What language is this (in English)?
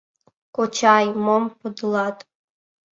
Mari